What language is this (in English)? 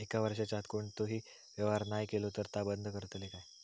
Marathi